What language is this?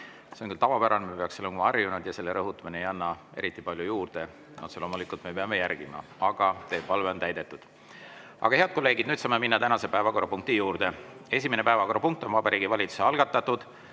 Estonian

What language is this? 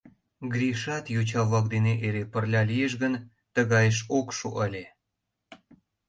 Mari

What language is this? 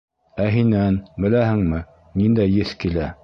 Bashkir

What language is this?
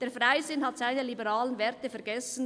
Swiss German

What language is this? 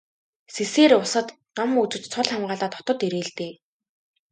Mongolian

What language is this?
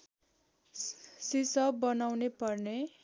Nepali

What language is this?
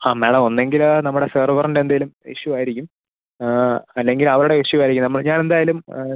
Malayalam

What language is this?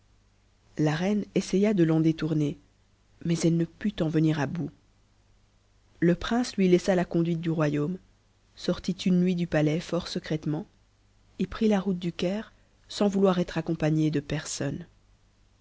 French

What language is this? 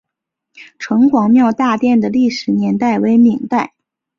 Chinese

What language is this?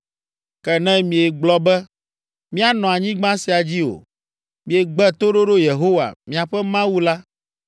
Ewe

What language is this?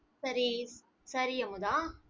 Tamil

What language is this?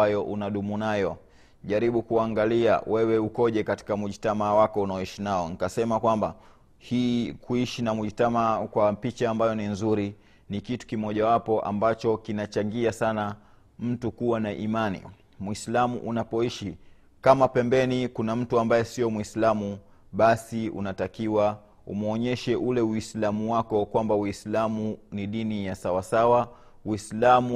Swahili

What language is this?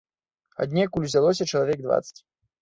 Belarusian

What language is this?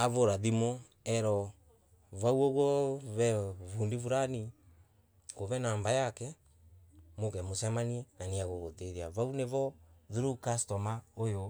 Embu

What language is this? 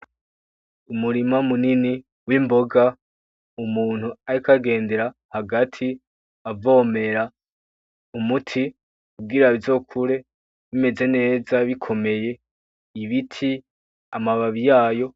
Rundi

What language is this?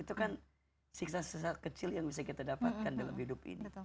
Indonesian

